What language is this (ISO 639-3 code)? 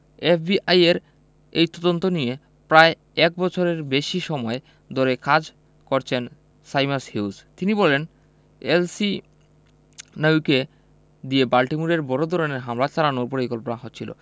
ben